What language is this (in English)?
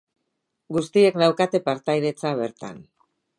Basque